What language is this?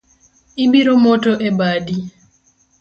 Luo (Kenya and Tanzania)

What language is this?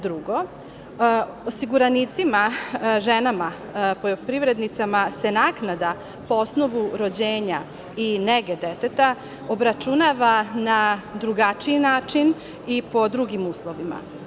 Serbian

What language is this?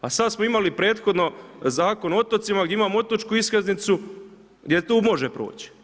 Croatian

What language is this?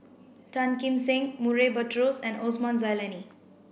English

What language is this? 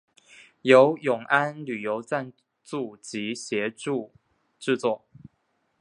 Chinese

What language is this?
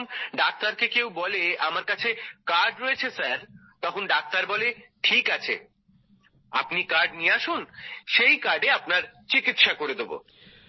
Bangla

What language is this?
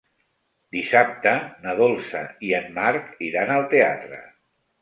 Catalan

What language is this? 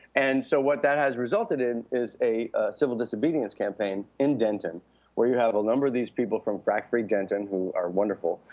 English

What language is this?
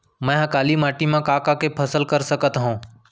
Chhattisgarhi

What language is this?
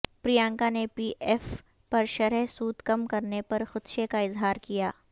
Urdu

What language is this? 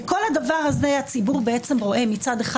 Hebrew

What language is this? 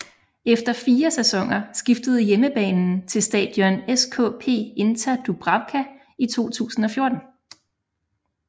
Danish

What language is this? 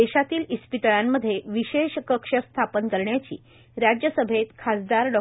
Marathi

